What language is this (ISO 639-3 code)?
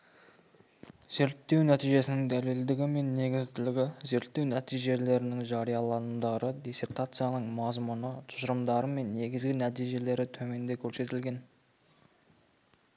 kaz